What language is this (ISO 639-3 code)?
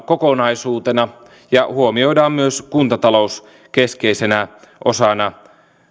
fin